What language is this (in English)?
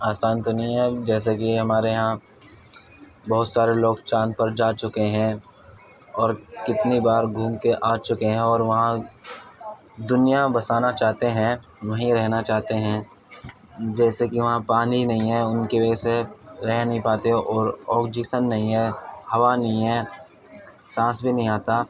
Urdu